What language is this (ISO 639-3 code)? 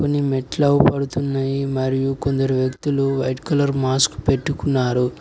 tel